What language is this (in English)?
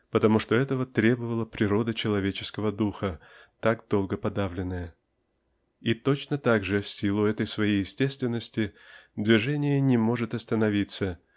Russian